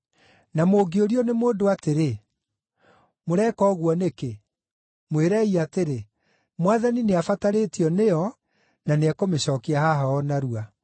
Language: Kikuyu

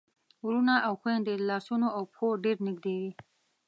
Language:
Pashto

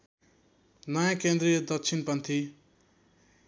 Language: Nepali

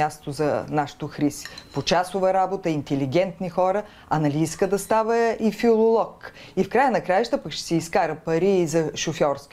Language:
Bulgarian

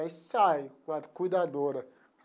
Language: Portuguese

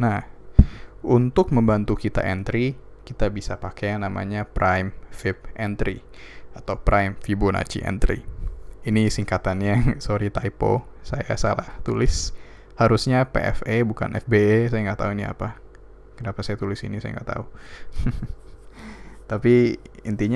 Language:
Indonesian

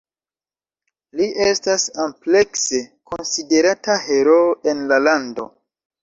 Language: Esperanto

